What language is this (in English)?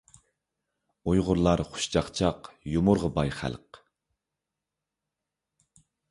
Uyghur